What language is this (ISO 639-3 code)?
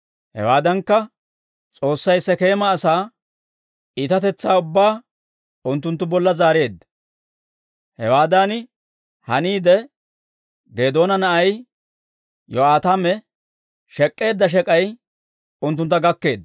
dwr